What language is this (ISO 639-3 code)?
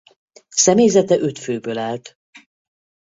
hun